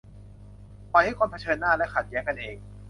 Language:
Thai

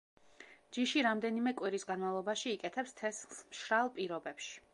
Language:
Georgian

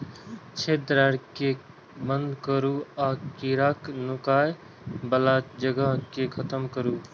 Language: Maithili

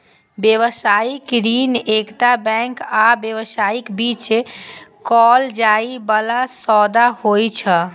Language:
Maithili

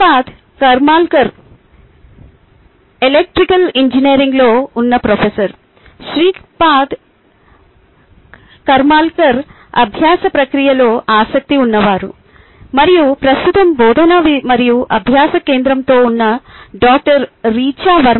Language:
Telugu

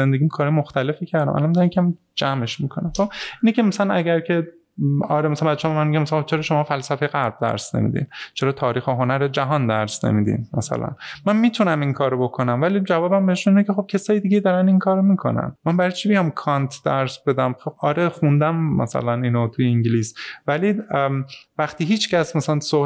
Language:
Persian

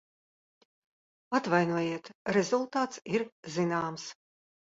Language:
Latvian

